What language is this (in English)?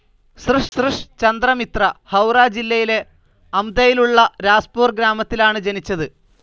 Malayalam